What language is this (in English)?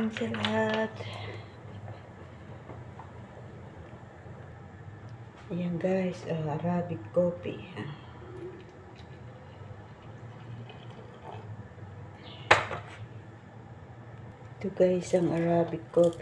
Filipino